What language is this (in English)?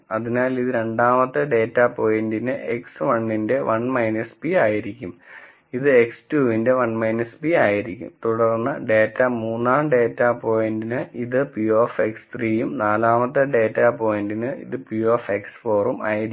Malayalam